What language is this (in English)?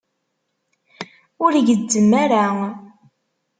Kabyle